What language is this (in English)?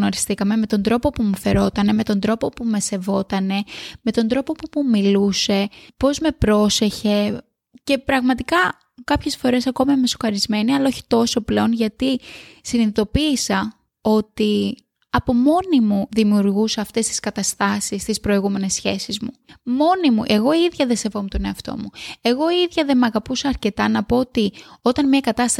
Greek